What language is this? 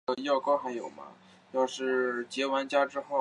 Chinese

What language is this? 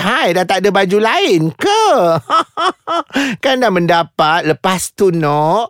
Malay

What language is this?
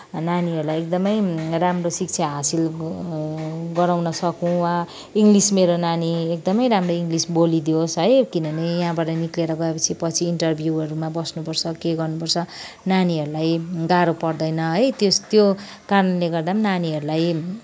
Nepali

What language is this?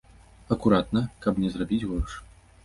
Belarusian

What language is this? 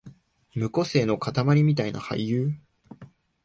Japanese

